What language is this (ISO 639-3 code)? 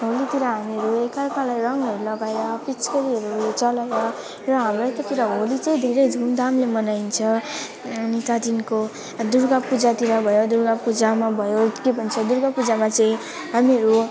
nep